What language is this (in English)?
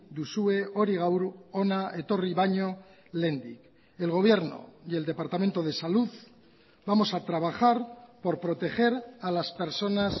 Spanish